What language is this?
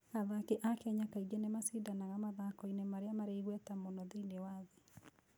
Kikuyu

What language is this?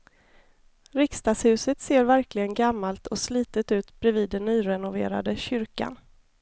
Swedish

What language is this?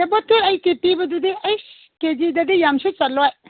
Manipuri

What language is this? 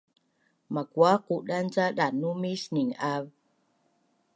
Bunun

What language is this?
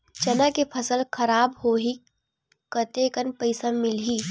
Chhattisgarhi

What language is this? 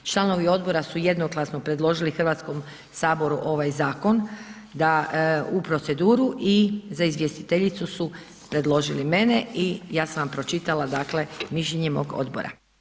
Croatian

